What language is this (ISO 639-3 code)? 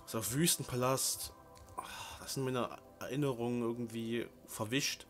deu